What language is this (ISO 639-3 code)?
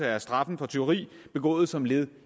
dan